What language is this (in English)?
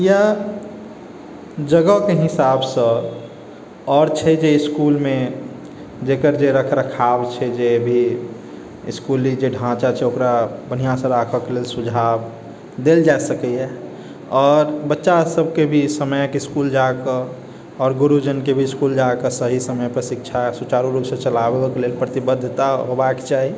Maithili